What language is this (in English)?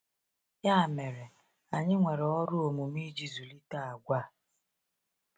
Igbo